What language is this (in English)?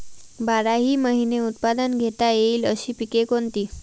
Marathi